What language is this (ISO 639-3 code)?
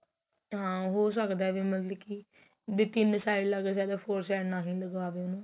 pan